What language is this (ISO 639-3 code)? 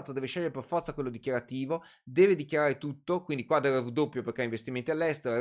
ita